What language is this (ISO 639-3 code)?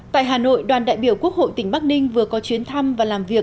vie